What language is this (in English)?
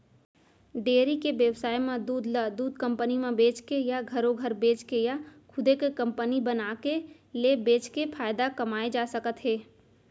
Chhattisgarhi